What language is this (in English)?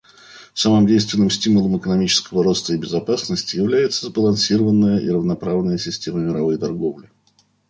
Russian